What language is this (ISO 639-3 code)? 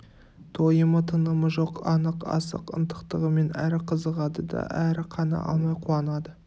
kaz